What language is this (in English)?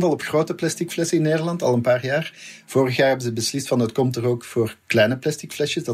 Dutch